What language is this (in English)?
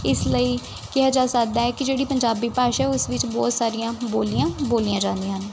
Punjabi